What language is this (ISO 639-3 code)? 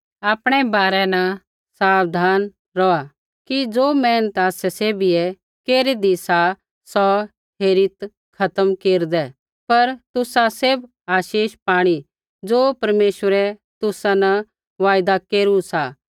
kfx